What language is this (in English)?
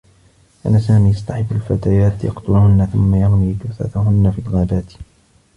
Arabic